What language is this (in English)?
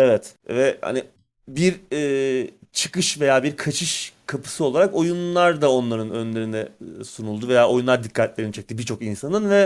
Turkish